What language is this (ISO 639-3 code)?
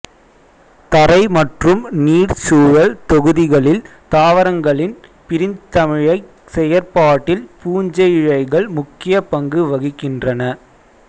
tam